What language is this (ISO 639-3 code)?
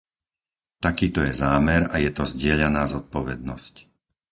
slk